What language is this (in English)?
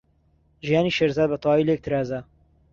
Central Kurdish